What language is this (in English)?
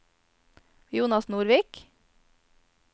Norwegian